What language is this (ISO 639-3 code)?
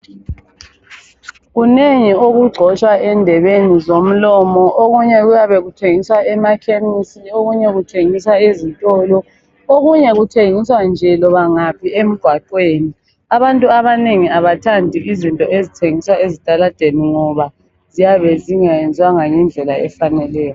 nde